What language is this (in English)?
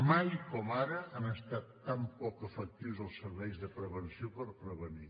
Catalan